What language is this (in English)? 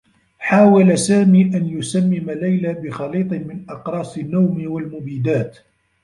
Arabic